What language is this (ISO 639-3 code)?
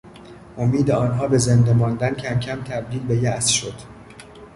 fas